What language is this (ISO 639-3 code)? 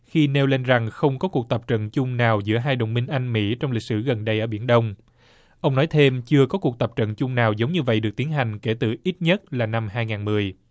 vie